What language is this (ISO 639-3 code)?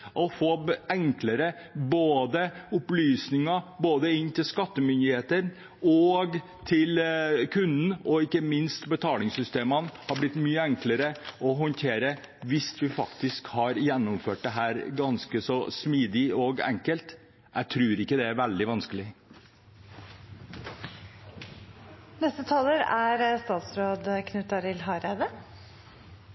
nor